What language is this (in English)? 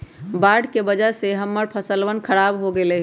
Magahi